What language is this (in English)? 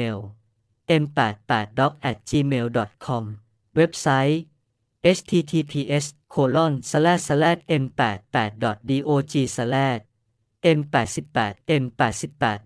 Thai